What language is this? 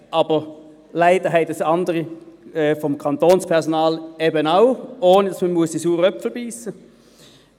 Swiss German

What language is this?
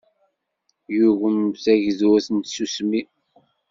Kabyle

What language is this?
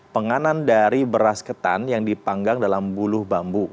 Indonesian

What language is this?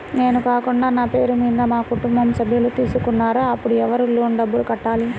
Telugu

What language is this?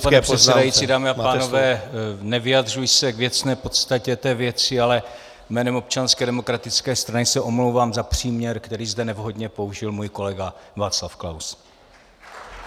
Czech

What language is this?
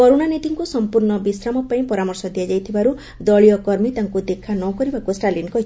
Odia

